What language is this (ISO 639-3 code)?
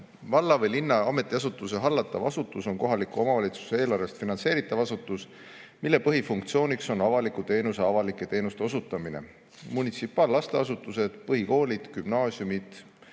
est